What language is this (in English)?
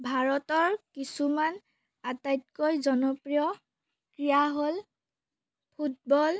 Assamese